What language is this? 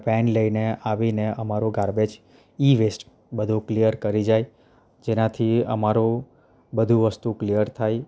Gujarati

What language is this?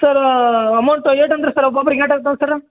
Kannada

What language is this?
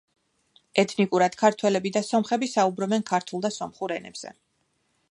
Georgian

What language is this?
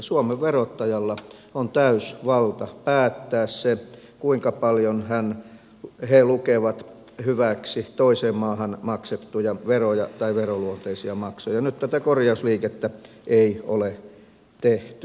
Finnish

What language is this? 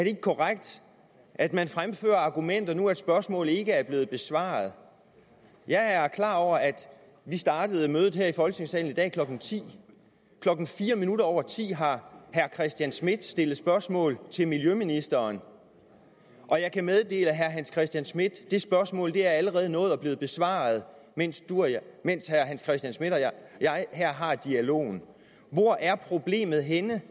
Danish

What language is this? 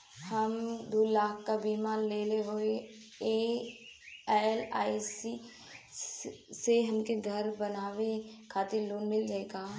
Bhojpuri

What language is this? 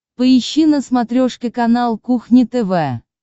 Russian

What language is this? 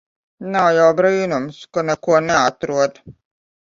Latvian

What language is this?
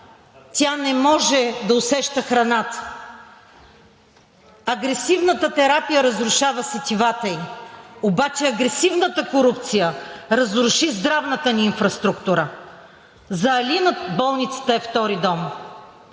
Bulgarian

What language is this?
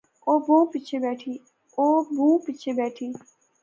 Pahari-Potwari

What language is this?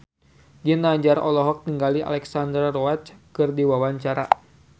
Sundanese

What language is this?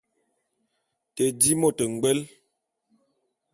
Bulu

